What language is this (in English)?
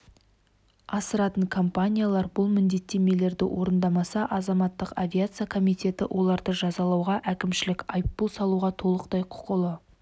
Kazakh